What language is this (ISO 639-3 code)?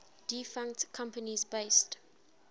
eng